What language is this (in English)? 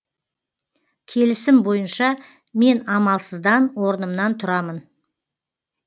Kazakh